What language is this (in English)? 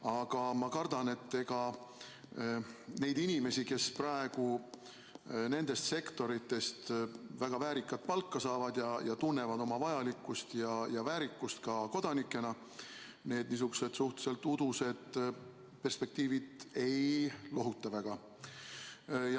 Estonian